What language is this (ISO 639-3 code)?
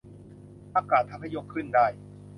tha